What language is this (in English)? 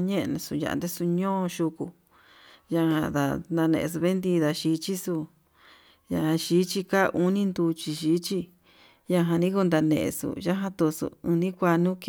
Yutanduchi Mixtec